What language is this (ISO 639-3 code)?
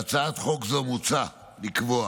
heb